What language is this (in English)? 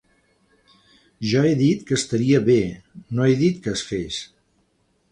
Catalan